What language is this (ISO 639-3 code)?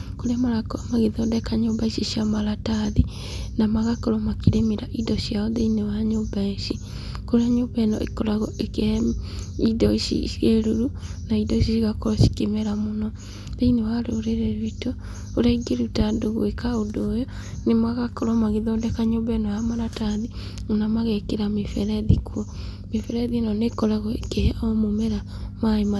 kik